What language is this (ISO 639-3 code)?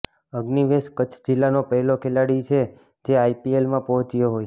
guj